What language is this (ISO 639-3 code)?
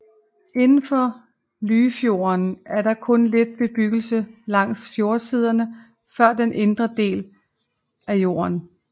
dan